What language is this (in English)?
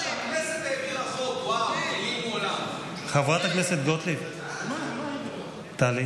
Hebrew